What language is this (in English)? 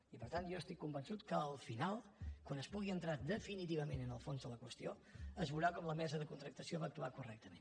Catalan